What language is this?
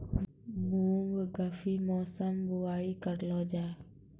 Maithili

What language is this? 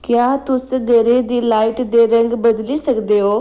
Dogri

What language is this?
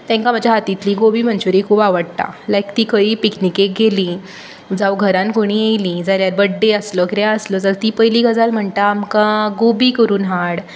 Konkani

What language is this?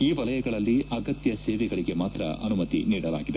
Kannada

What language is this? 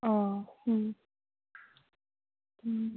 Manipuri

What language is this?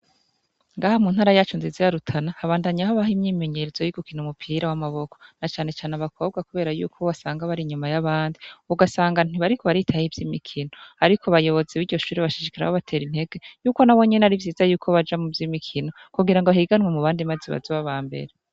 Rundi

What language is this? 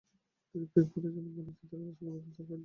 Bangla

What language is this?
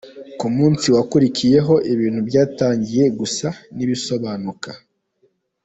Kinyarwanda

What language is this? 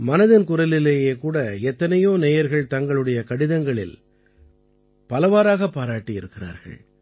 Tamil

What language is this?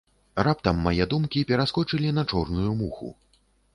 Belarusian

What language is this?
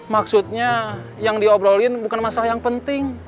Indonesian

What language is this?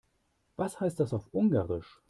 German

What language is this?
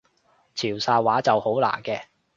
Cantonese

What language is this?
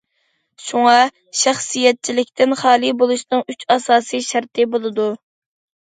Uyghur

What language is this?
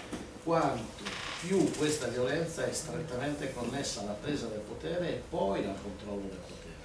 Italian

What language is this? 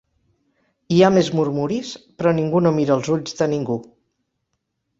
Catalan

